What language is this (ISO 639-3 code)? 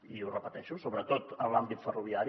cat